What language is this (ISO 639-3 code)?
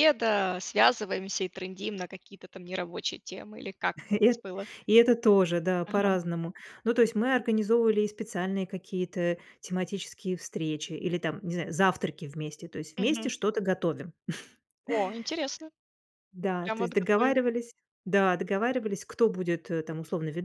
rus